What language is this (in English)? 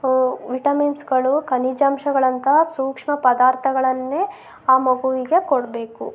Kannada